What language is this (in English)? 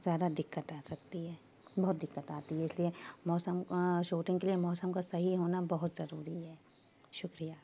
Urdu